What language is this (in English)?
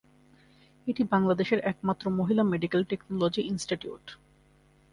Bangla